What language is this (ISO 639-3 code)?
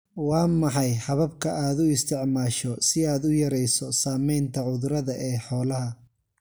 som